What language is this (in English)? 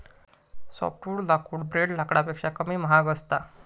Marathi